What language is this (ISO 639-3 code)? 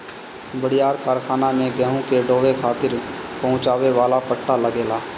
bho